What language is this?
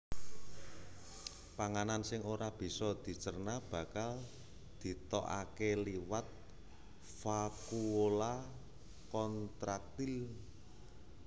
Javanese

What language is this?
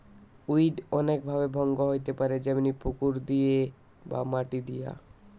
Bangla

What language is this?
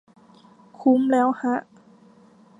Thai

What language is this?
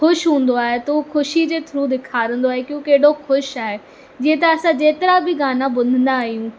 Sindhi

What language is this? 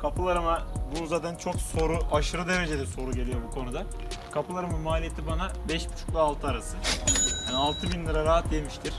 Turkish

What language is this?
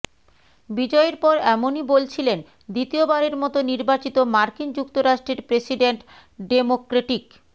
Bangla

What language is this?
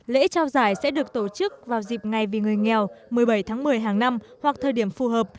Vietnamese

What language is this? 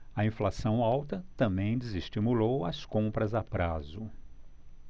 Portuguese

